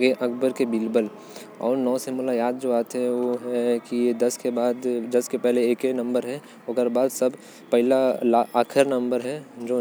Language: Korwa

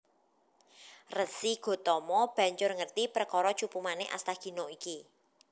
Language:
Javanese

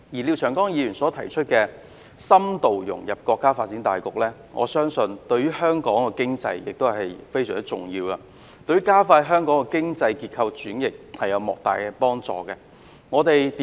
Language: Cantonese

